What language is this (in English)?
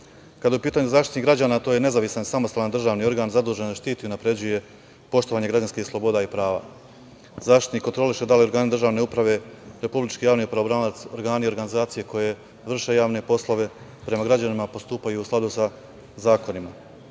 Serbian